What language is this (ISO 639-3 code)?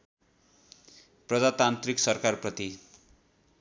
nep